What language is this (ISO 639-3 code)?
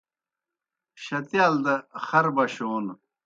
plk